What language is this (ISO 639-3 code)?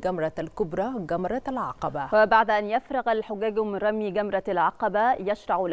ara